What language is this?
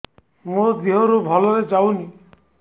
Odia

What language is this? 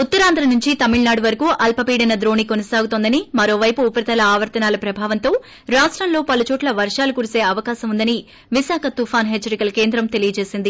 Telugu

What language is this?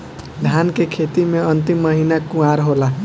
Bhojpuri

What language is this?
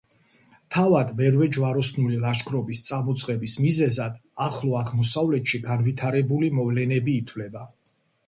Georgian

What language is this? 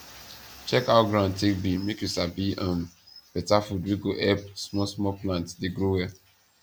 Nigerian Pidgin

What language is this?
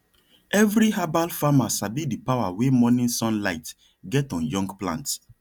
Nigerian Pidgin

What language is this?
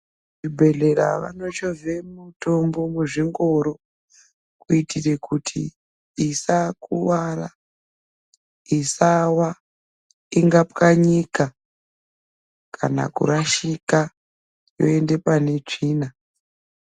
Ndau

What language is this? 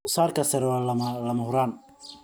Somali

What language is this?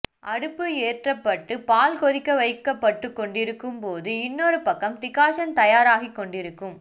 Tamil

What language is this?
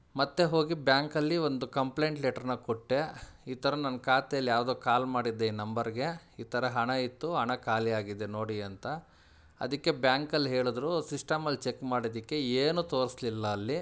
Kannada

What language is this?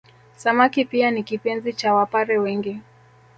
Swahili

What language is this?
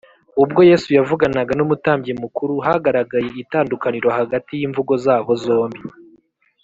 Kinyarwanda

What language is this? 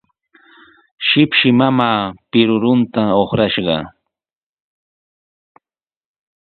Sihuas Ancash Quechua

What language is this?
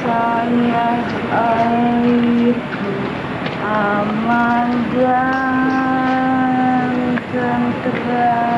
Indonesian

